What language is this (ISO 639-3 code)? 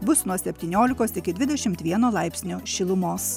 lit